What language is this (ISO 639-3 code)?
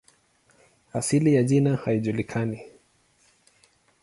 swa